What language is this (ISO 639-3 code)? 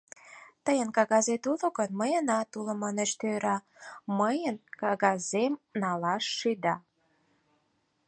chm